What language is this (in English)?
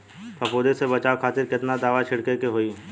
Bhojpuri